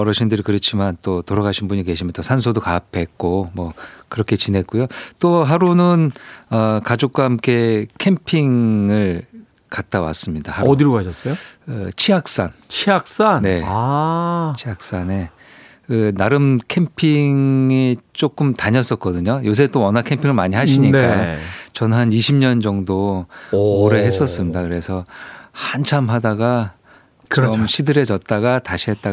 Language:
Korean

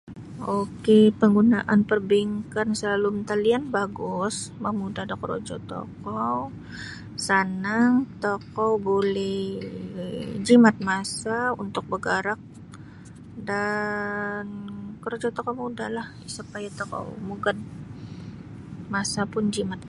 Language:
Sabah Bisaya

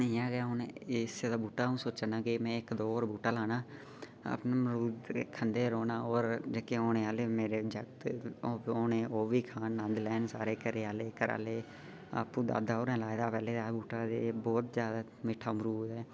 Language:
Dogri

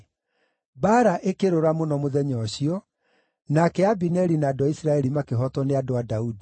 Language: Kikuyu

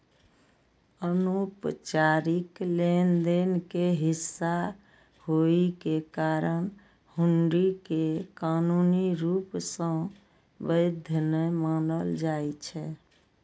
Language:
Maithili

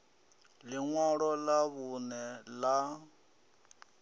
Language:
Venda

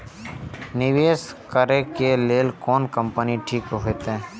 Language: Maithili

